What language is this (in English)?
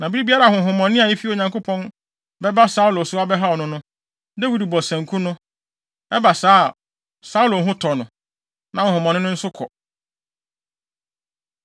Akan